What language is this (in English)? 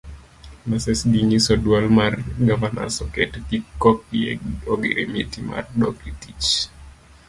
Luo (Kenya and Tanzania)